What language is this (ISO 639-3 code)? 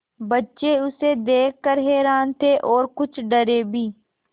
hin